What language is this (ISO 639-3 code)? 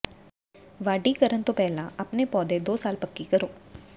pan